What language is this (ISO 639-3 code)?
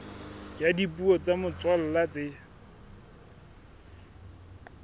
sot